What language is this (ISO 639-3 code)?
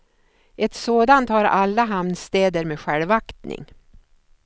swe